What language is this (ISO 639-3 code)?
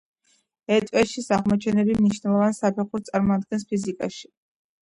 kat